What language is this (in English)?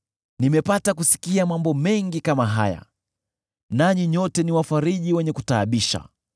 Swahili